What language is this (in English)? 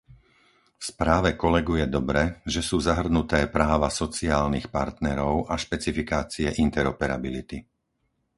Slovak